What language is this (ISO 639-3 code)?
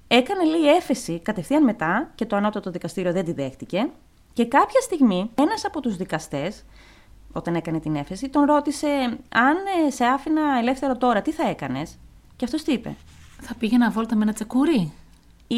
ell